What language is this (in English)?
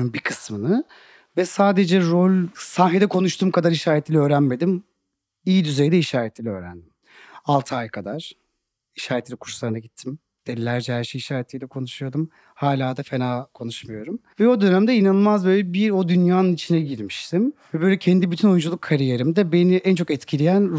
Turkish